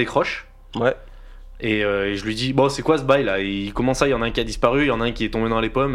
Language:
French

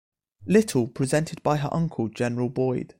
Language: English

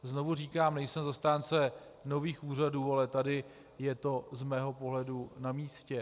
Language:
Czech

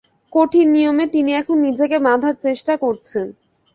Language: Bangla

